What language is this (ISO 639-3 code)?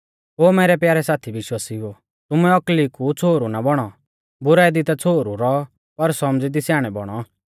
bfz